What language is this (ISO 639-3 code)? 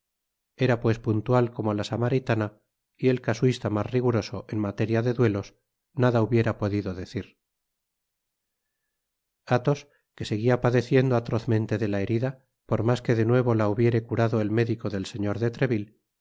spa